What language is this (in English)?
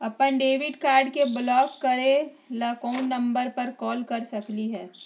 Magahi